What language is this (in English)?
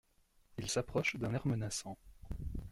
French